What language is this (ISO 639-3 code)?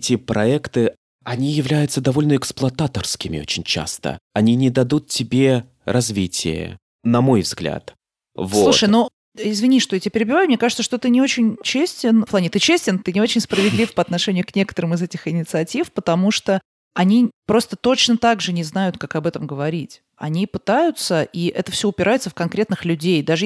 rus